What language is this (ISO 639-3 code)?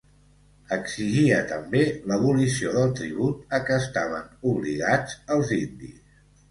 cat